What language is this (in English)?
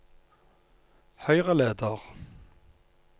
Norwegian